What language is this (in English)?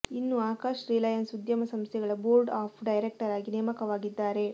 Kannada